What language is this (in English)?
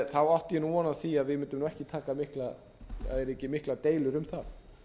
Icelandic